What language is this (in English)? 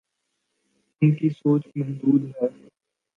Urdu